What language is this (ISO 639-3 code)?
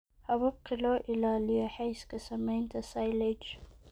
som